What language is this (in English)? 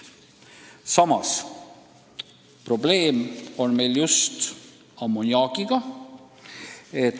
Estonian